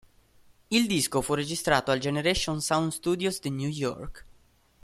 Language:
Italian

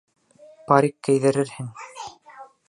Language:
Bashkir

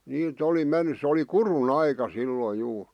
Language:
Finnish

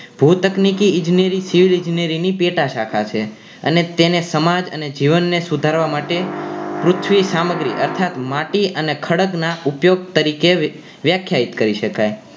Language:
Gujarati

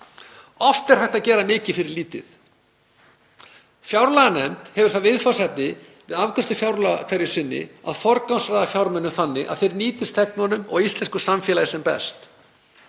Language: Icelandic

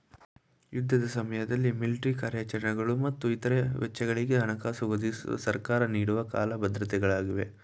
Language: Kannada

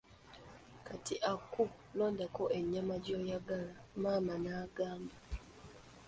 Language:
Ganda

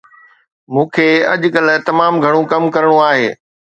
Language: Sindhi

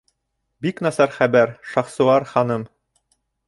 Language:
Bashkir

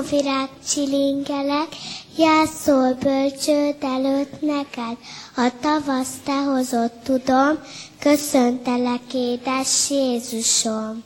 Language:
Hungarian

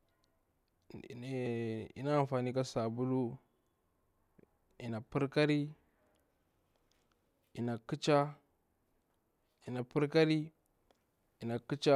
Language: Bura-Pabir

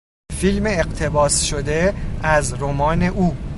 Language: Persian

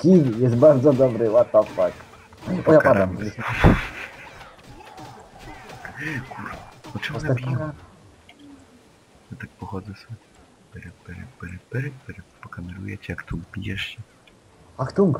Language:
Polish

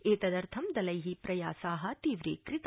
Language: Sanskrit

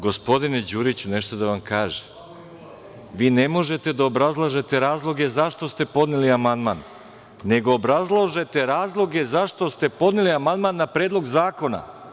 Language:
Serbian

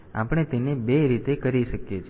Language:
Gujarati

